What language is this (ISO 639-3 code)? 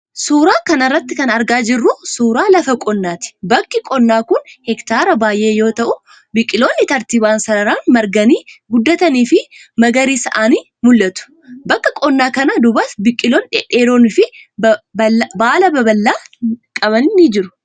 orm